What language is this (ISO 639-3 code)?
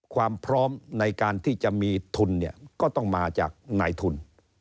tha